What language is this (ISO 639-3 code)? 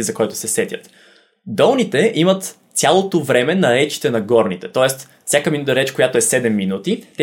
bul